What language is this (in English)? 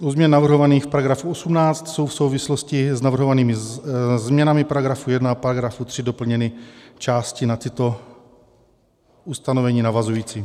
Czech